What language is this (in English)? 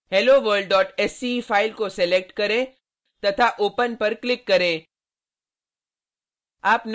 Hindi